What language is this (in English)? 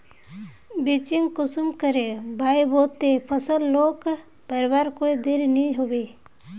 Magahi